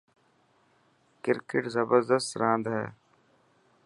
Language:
Dhatki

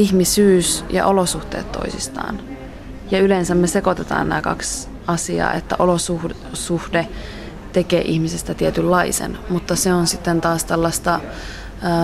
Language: Finnish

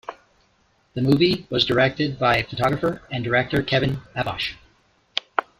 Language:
English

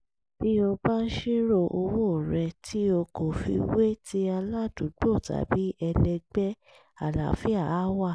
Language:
Yoruba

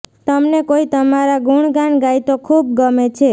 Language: Gujarati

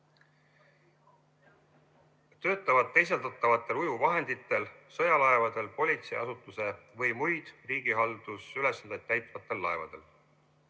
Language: Estonian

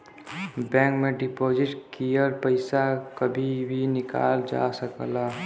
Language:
Bhojpuri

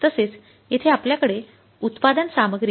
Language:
Marathi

